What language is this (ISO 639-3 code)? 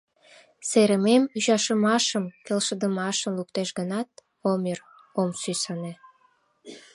chm